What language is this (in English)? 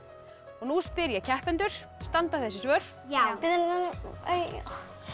Icelandic